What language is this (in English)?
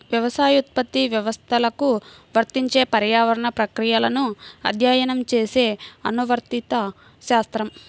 Telugu